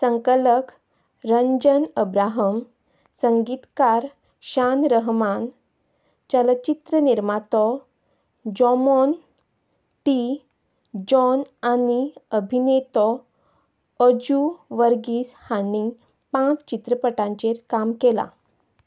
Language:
Konkani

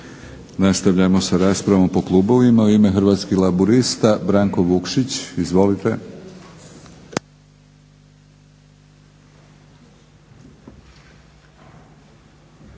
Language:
Croatian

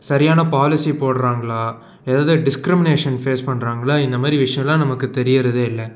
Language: Tamil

